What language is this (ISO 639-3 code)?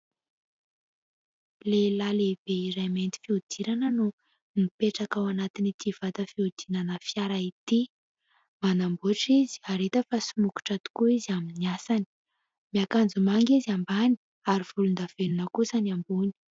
mlg